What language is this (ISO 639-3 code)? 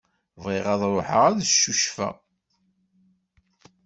kab